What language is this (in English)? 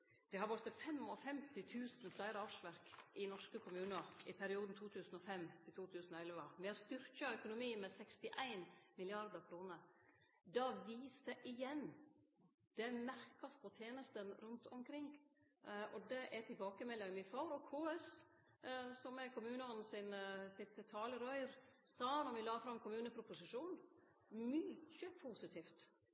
Norwegian Nynorsk